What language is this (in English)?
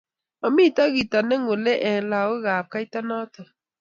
Kalenjin